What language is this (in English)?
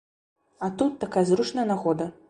Belarusian